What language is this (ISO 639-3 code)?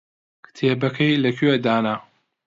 ckb